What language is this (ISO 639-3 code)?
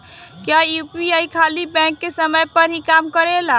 bho